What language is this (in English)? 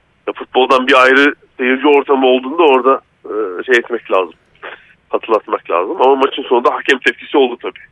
Turkish